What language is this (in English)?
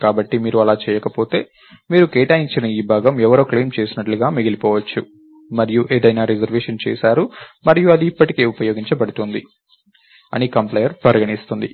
Telugu